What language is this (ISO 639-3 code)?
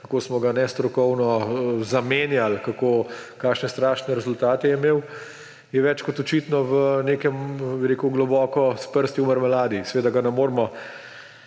slv